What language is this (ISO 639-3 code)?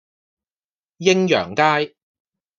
yue